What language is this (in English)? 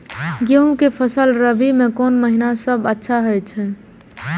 Maithili